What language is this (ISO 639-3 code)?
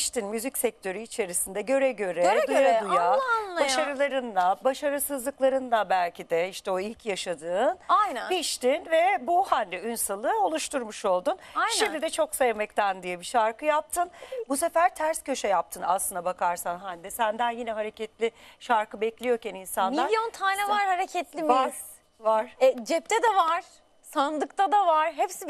tur